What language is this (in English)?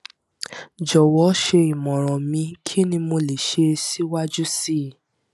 Yoruba